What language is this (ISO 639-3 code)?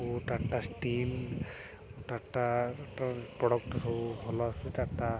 ori